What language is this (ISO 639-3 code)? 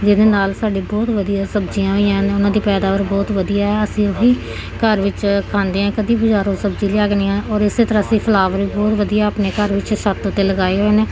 pan